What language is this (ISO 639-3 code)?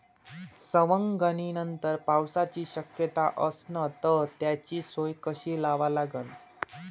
mar